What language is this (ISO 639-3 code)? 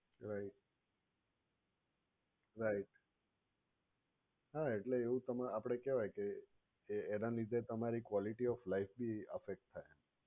guj